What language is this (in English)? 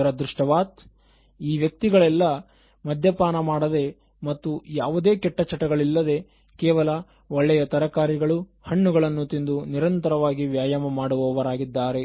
Kannada